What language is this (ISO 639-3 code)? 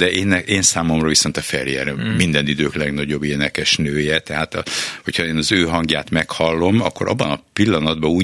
hun